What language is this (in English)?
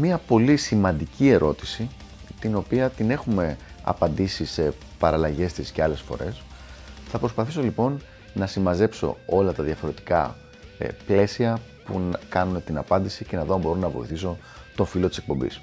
Greek